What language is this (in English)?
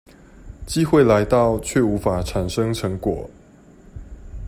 Chinese